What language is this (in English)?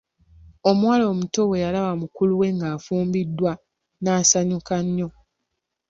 Ganda